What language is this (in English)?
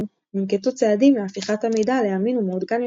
Hebrew